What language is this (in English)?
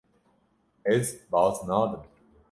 Kurdish